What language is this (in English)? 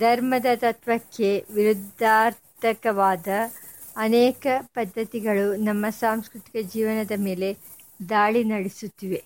Kannada